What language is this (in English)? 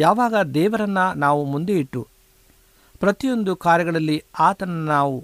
Kannada